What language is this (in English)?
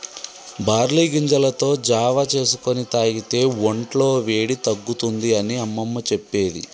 Telugu